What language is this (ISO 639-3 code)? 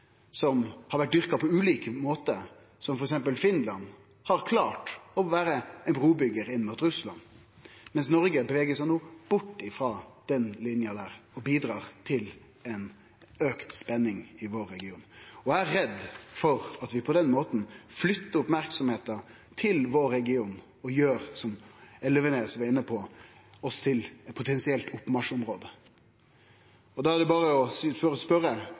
nno